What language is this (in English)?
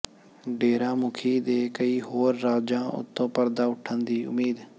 Punjabi